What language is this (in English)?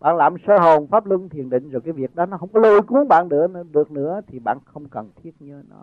Vietnamese